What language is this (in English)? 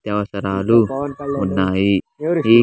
Telugu